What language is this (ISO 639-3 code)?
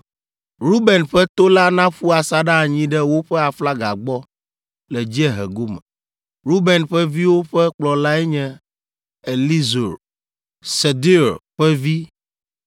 ewe